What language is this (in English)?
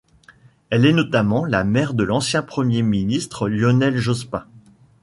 French